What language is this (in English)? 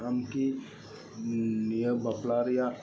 Santali